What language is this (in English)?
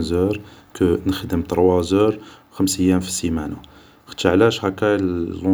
Algerian Arabic